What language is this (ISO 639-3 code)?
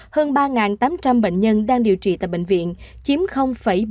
vie